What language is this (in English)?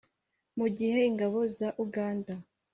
Kinyarwanda